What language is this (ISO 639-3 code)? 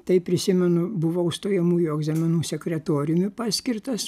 lit